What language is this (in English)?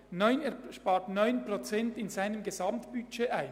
Swiss German